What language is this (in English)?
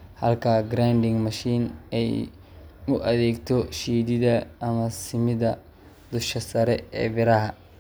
Somali